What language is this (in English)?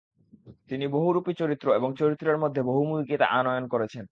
Bangla